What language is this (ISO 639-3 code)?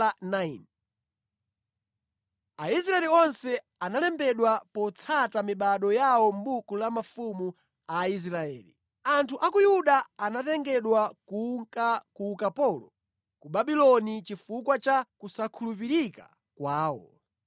nya